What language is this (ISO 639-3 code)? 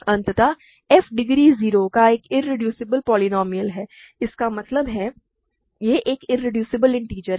hin